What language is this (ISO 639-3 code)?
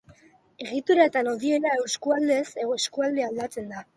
eus